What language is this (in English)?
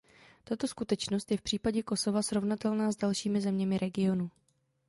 Czech